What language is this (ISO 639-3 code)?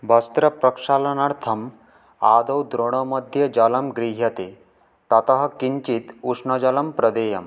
san